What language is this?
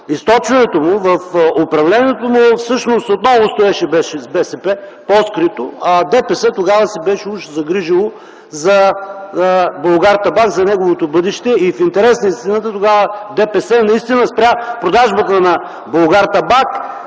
Bulgarian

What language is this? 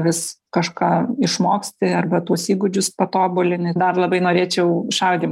Lithuanian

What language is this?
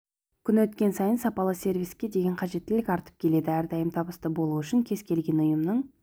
Kazakh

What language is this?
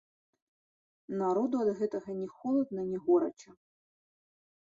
Belarusian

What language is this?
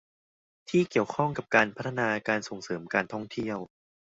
Thai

